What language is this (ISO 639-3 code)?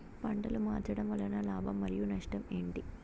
tel